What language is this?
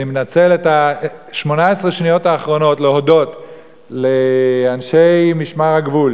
Hebrew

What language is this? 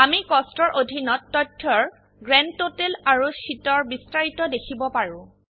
Assamese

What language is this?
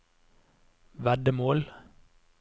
Norwegian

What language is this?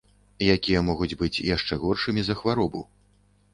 Belarusian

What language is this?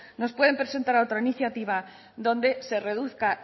Spanish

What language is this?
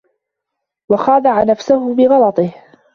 Arabic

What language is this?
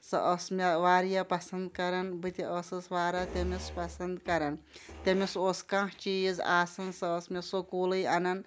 Kashmiri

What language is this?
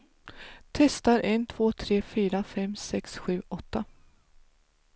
Swedish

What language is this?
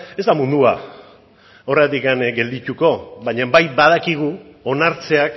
Basque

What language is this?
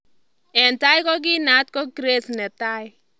Kalenjin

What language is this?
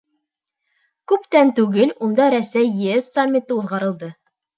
Bashkir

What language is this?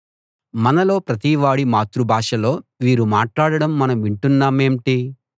Telugu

